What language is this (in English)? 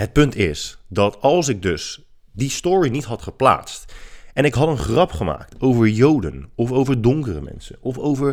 Dutch